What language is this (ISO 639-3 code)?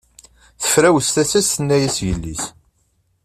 kab